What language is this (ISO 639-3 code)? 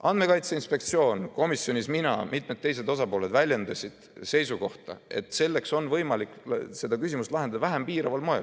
est